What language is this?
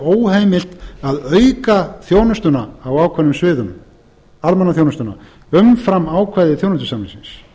Icelandic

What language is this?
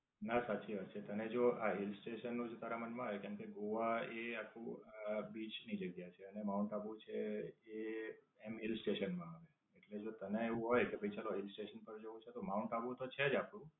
Gujarati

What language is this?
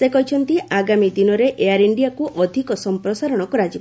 Odia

